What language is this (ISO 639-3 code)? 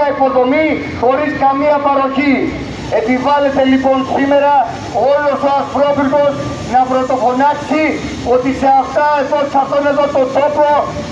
ell